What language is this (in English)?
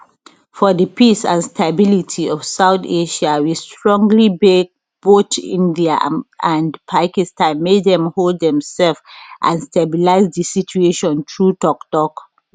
Nigerian Pidgin